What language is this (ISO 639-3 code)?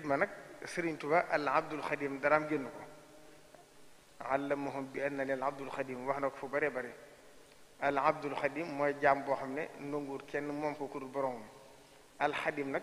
fra